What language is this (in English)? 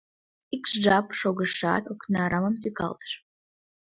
Mari